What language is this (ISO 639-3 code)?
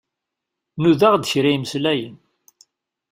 kab